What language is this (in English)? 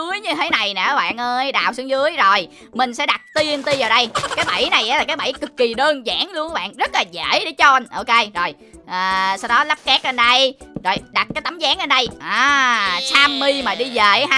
Vietnamese